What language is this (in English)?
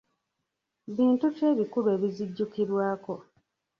Ganda